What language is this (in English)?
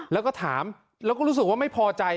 Thai